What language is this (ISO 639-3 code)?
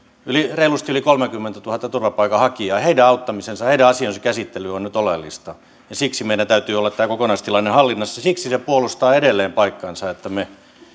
fin